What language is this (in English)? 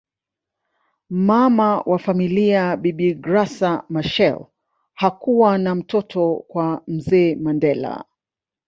Swahili